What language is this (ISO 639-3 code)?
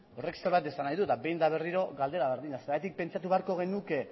eus